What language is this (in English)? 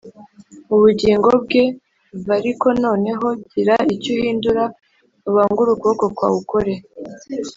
Kinyarwanda